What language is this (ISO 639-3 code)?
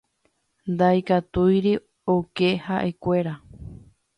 grn